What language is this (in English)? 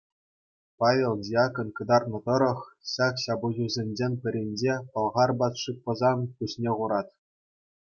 Chuvash